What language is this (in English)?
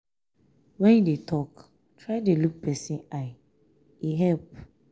Nigerian Pidgin